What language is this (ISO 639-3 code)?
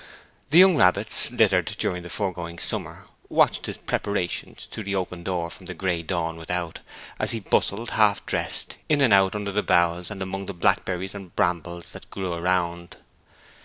eng